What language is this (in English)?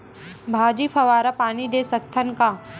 Chhattisgarhi